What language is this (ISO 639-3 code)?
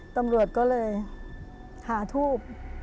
tha